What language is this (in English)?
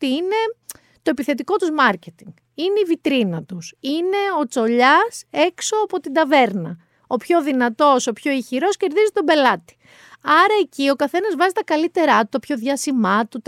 Greek